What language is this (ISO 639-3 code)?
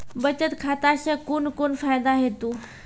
mai